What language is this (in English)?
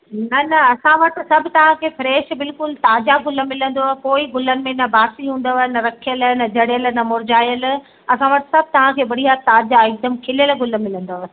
Sindhi